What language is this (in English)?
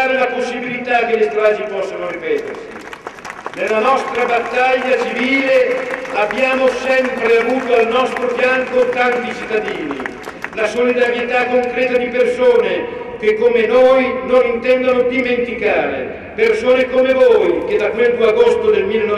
Italian